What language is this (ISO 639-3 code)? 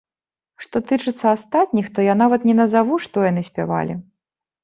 bel